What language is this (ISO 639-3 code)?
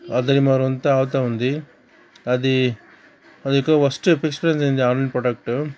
tel